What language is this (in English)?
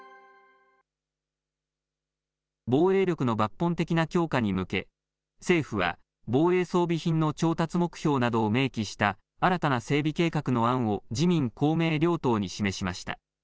Japanese